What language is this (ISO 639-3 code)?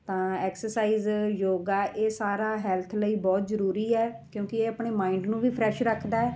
pan